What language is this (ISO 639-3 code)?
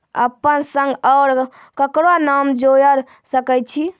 mai